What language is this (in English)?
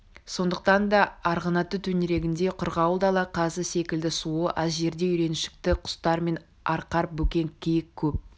Kazakh